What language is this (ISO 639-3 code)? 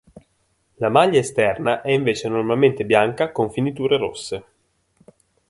ita